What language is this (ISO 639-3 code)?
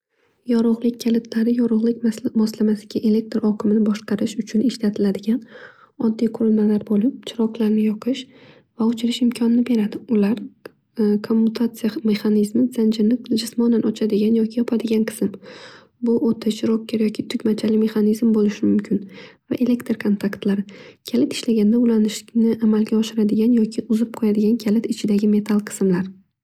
uzb